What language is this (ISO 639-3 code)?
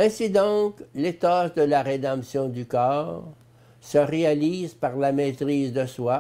fra